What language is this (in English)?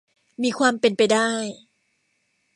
Thai